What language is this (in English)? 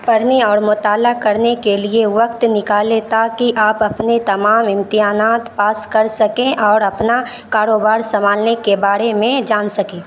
Urdu